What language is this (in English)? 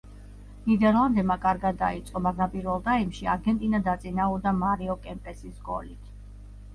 Georgian